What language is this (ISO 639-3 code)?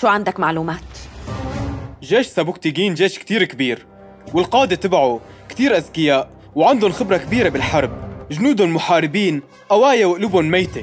ara